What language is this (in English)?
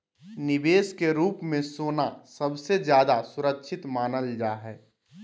Magahi